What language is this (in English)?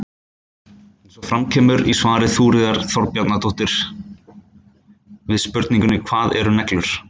Icelandic